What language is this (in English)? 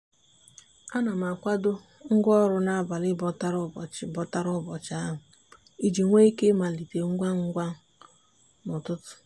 Igbo